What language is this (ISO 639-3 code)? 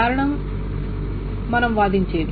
tel